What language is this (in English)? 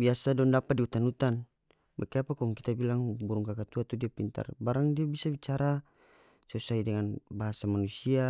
North Moluccan Malay